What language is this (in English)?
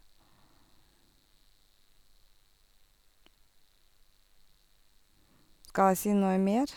Norwegian